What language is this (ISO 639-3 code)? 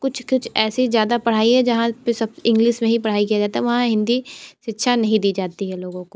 hin